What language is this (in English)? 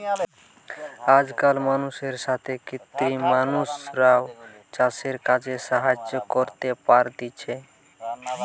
Bangla